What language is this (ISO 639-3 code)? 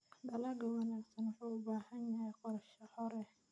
som